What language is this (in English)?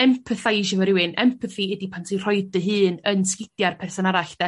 Welsh